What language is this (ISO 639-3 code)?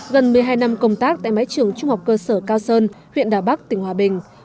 vie